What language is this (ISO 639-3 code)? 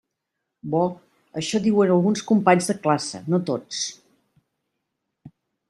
cat